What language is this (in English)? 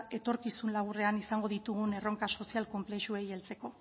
Basque